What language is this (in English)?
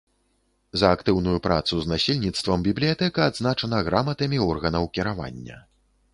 Belarusian